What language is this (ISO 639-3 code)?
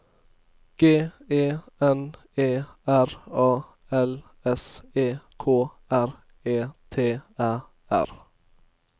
nor